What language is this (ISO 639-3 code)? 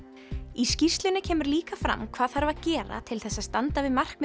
isl